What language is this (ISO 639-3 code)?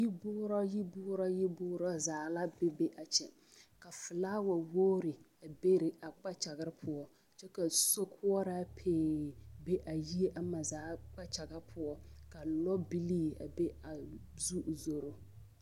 dga